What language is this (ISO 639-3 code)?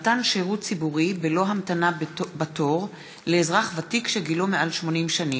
heb